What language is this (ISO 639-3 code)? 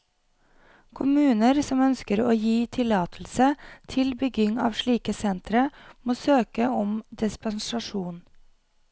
nor